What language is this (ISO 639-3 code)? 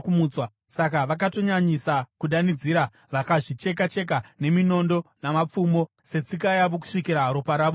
sna